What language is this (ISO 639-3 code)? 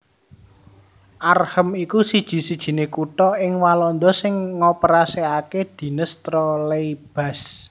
jav